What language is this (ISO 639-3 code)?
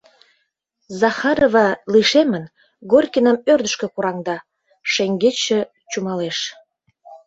chm